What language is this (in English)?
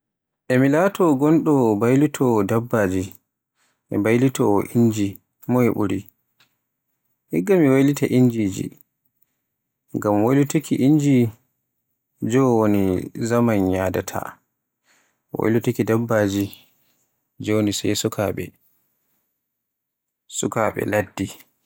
Borgu Fulfulde